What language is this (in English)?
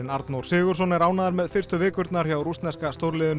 Icelandic